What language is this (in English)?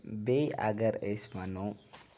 Kashmiri